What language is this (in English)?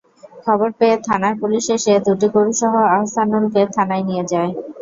Bangla